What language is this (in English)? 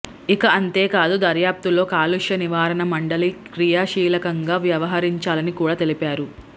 Telugu